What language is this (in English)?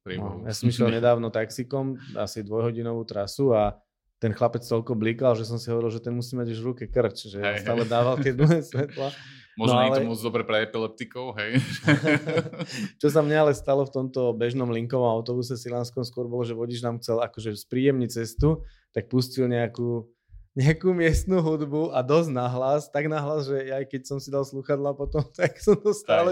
Slovak